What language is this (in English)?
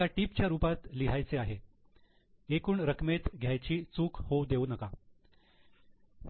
Marathi